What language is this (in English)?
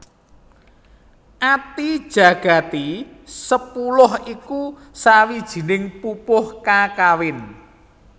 Javanese